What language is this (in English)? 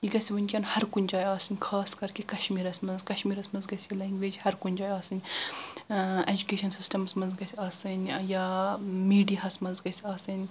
Kashmiri